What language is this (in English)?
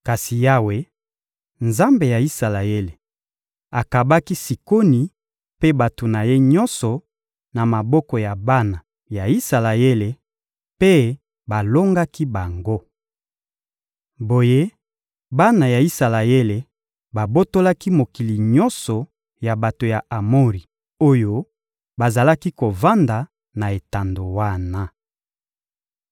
Lingala